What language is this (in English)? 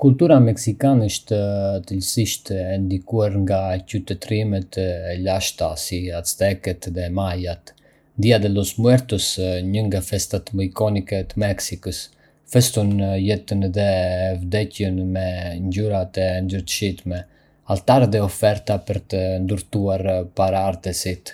Arbëreshë Albanian